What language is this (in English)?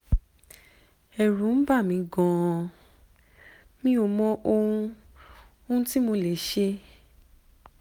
Yoruba